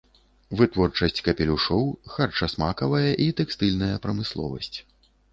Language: Belarusian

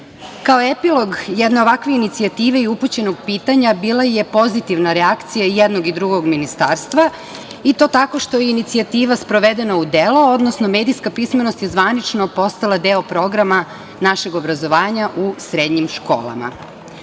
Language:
Serbian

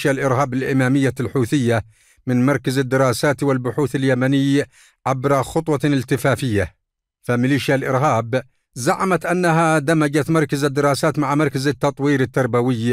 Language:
Arabic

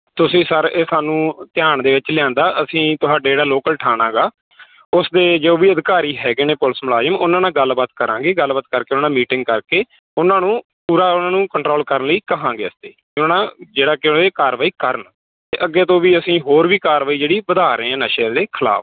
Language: Punjabi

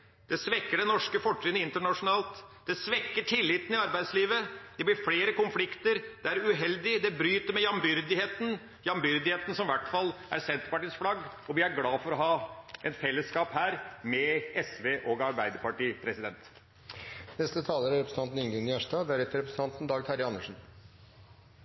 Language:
Norwegian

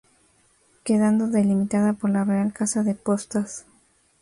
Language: Spanish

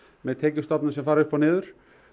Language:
Icelandic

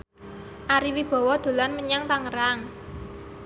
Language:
Javanese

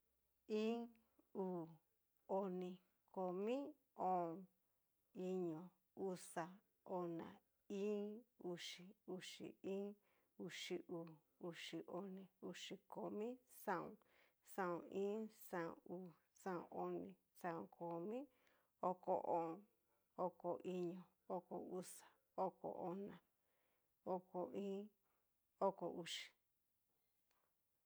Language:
Cacaloxtepec Mixtec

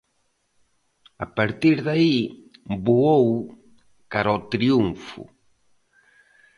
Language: Galician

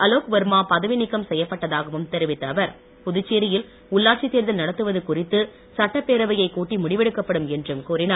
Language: Tamil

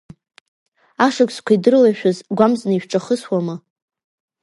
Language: Abkhazian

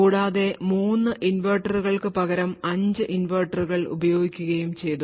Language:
Malayalam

